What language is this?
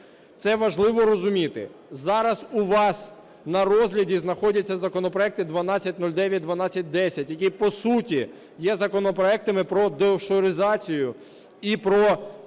Ukrainian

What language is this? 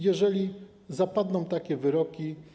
Polish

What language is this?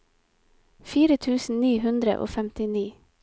Norwegian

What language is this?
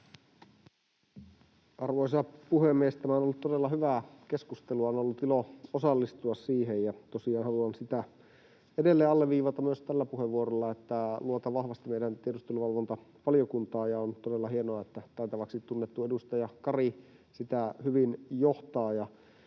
Finnish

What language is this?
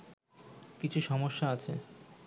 Bangla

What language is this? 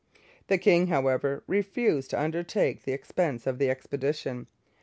English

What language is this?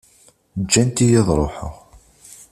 Kabyle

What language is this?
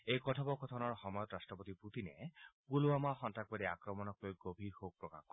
Assamese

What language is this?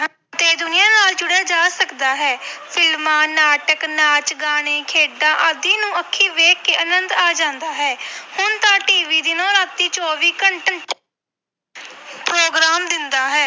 Punjabi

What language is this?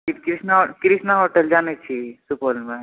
Maithili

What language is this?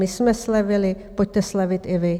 Czech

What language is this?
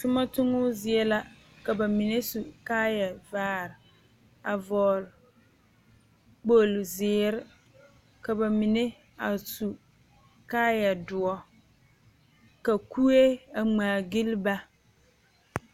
Southern Dagaare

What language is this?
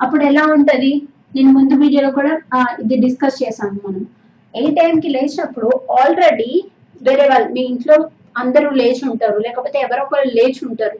Telugu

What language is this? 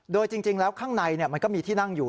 Thai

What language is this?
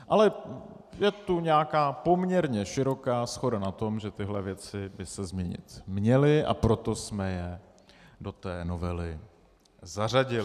Czech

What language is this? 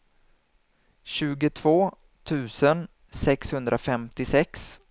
Swedish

